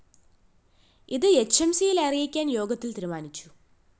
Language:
Malayalam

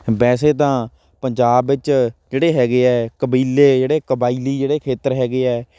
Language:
Punjabi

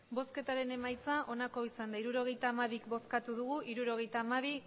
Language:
Basque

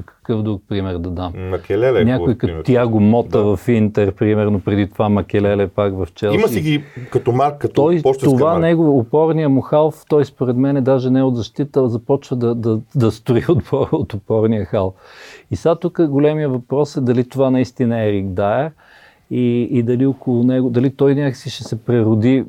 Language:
Bulgarian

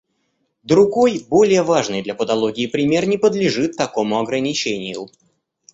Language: Russian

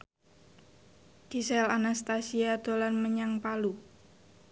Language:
Javanese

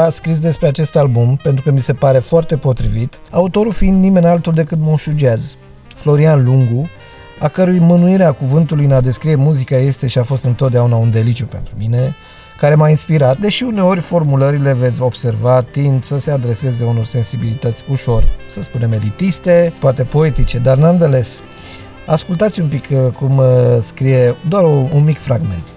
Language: Romanian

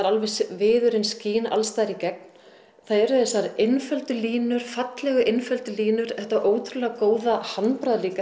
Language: Icelandic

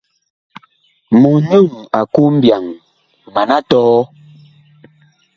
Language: Bakoko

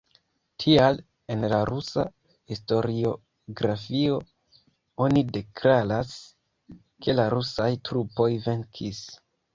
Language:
Esperanto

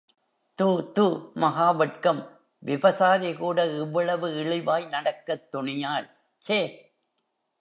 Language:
Tamil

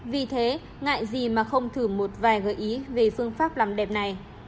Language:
Vietnamese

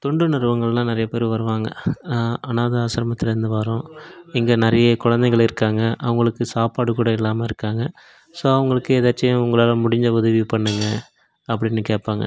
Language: Tamil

